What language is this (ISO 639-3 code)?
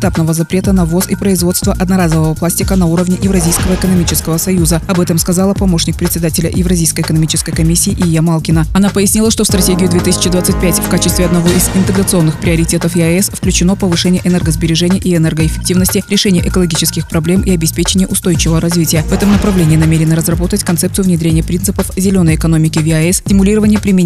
rus